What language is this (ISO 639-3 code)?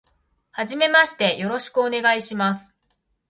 jpn